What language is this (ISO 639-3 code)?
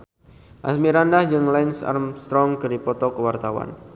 sun